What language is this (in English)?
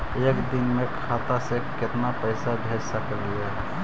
Magahi